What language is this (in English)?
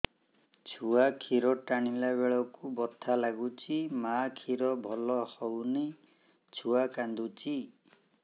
Odia